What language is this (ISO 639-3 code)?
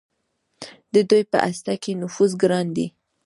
pus